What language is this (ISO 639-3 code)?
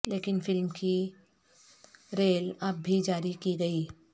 urd